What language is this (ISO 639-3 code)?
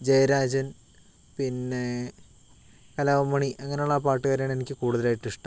mal